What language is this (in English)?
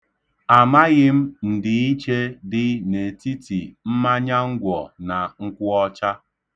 Igbo